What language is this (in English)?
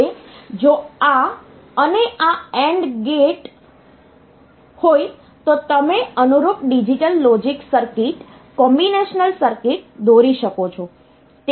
Gujarati